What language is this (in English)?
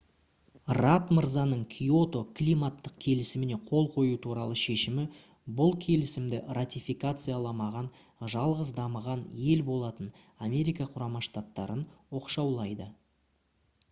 Kazakh